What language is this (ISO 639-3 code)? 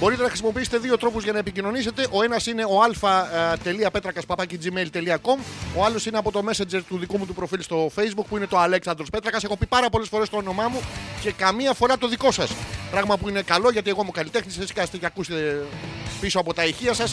ell